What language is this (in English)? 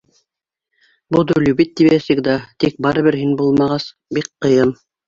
Bashkir